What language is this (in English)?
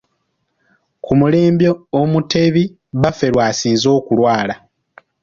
Ganda